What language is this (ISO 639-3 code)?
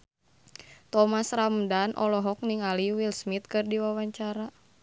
sun